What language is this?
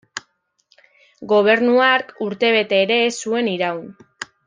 Basque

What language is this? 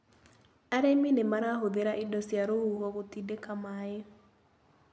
Kikuyu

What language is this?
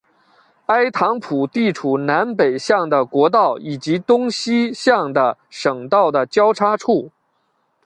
Chinese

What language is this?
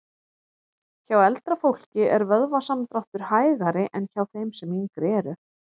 Icelandic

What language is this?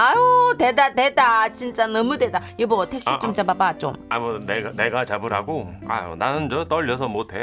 Korean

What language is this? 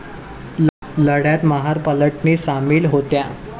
Marathi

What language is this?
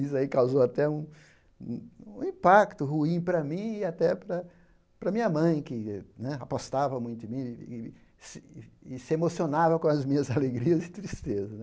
Portuguese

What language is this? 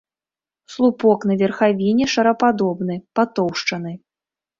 Belarusian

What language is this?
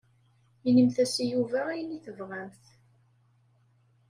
Kabyle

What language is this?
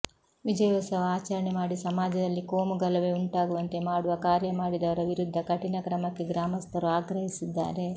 Kannada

